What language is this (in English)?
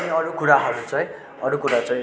Nepali